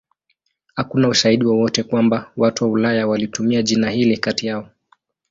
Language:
Swahili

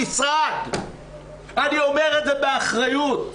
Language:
Hebrew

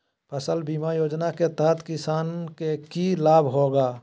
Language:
Magahi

